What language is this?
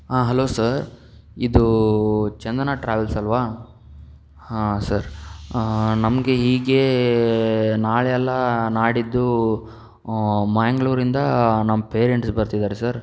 Kannada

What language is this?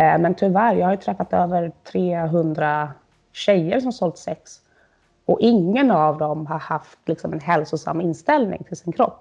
Swedish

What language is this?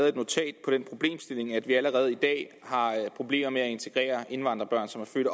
Danish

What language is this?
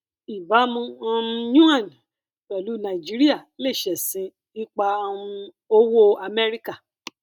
Yoruba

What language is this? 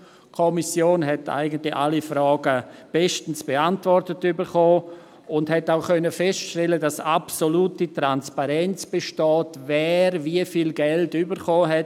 Swiss German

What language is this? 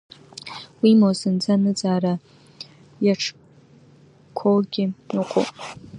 Abkhazian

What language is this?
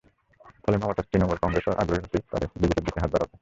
Bangla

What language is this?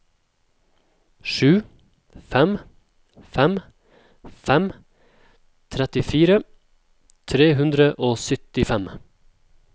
Norwegian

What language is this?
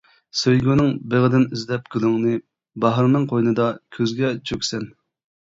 Uyghur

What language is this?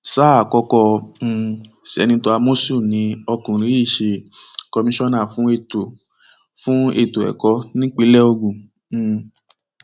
Yoruba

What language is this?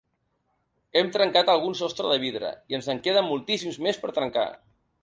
Catalan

